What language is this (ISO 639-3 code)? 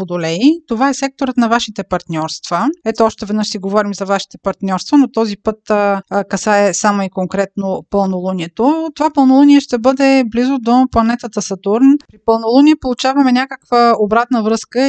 bul